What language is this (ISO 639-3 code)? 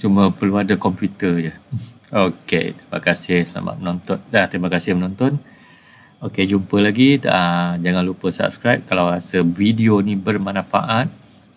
msa